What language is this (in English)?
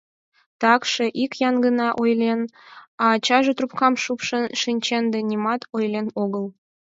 Mari